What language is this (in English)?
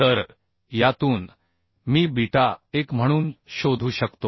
Marathi